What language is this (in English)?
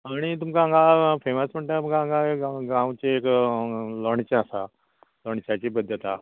Konkani